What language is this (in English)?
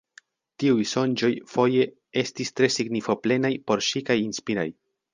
Esperanto